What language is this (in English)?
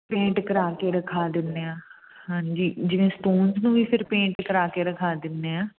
Punjabi